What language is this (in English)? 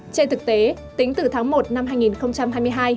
Vietnamese